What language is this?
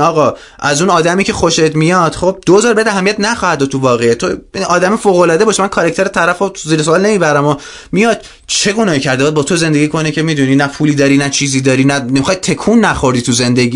Persian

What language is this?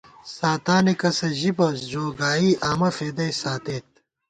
Gawar-Bati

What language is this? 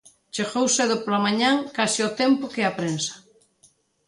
Galician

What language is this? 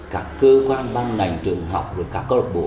Vietnamese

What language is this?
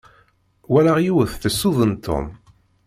Kabyle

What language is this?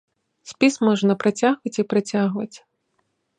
Belarusian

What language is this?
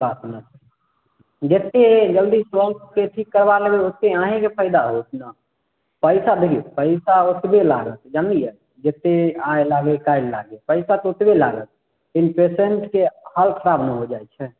Maithili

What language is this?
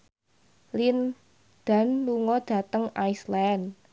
Javanese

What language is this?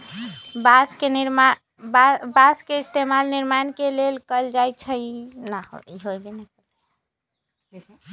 Magahi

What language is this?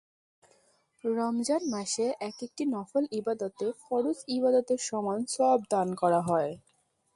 Bangla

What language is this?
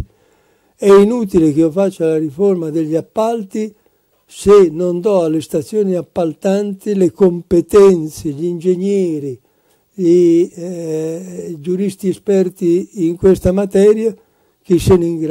Italian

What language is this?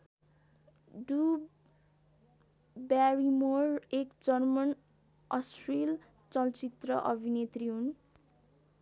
Nepali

